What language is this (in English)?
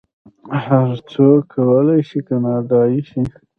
Pashto